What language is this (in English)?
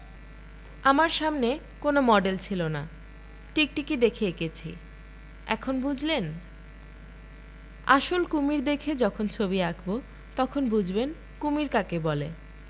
Bangla